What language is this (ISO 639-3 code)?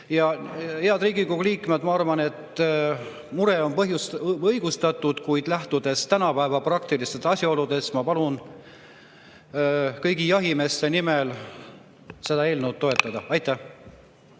est